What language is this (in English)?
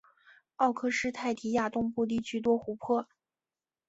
Chinese